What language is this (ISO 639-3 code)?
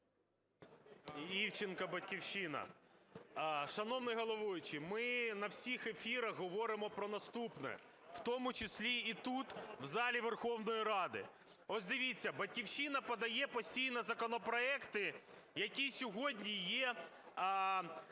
ukr